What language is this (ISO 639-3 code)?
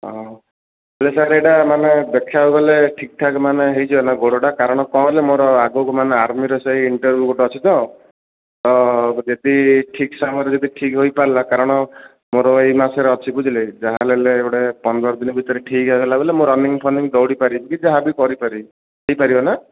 ori